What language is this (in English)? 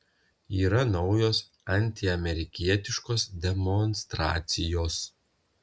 Lithuanian